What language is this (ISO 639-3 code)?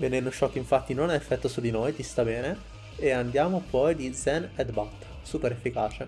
ita